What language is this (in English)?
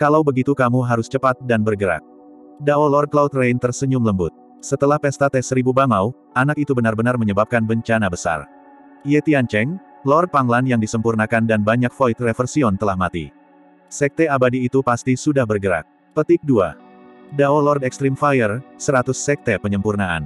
Indonesian